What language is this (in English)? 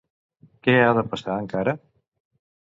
Catalan